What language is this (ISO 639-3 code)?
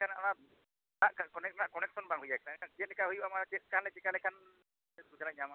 sat